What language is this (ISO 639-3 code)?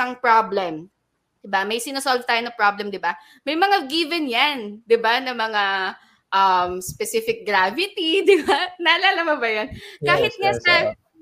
fil